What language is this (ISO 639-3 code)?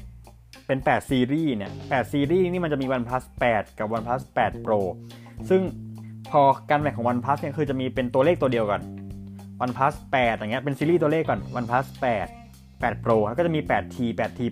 tha